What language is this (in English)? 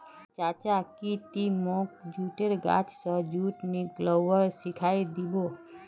Magahi